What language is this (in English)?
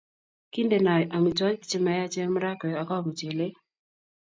Kalenjin